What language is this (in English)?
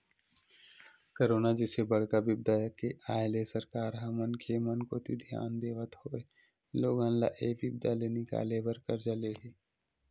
Chhattisgarhi